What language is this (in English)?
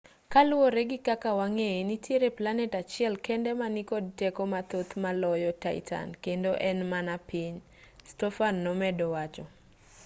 Luo (Kenya and Tanzania)